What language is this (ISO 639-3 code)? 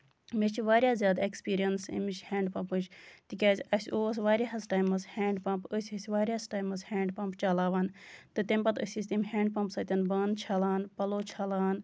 kas